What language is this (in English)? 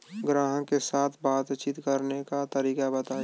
Bhojpuri